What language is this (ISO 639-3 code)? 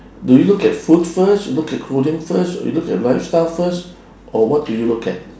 eng